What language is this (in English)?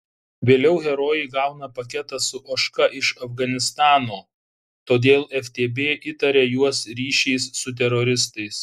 Lithuanian